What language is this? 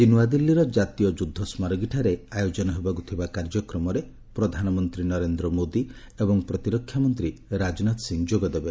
Odia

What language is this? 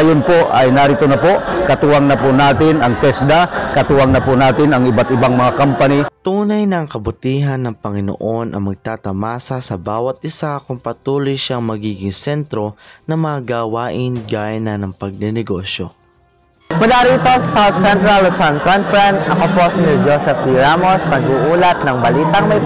Filipino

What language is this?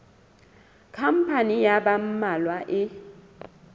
Southern Sotho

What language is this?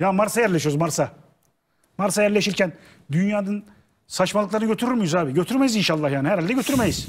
Turkish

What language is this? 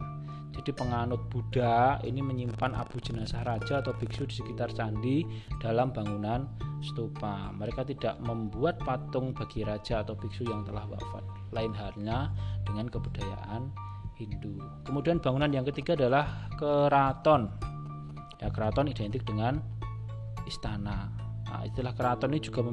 Indonesian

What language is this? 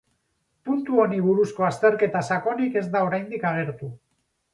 Basque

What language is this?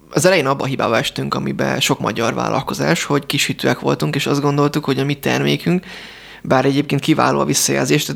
Hungarian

